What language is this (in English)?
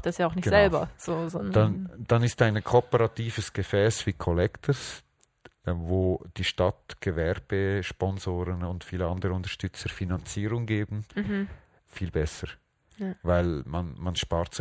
German